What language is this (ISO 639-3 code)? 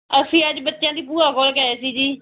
pan